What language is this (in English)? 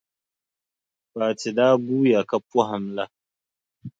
Dagbani